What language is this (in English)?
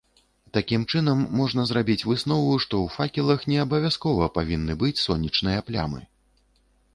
Belarusian